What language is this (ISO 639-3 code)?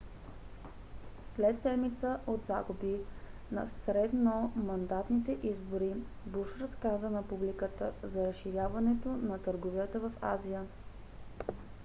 bul